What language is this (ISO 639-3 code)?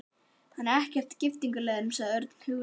isl